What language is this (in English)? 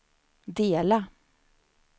Swedish